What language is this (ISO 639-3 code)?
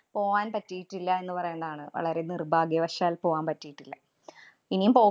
mal